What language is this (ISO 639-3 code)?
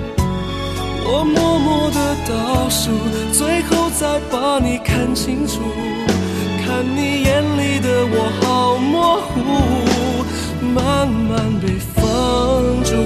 zho